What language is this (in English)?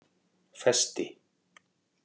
Icelandic